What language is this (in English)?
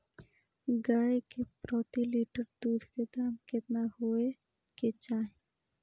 Maithili